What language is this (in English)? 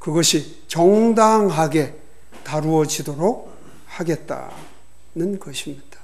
Korean